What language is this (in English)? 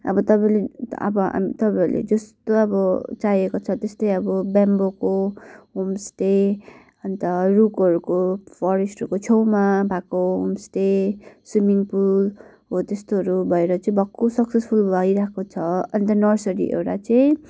Nepali